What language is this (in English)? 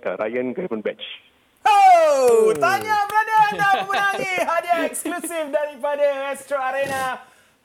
Malay